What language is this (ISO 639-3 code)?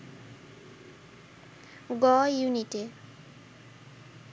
ben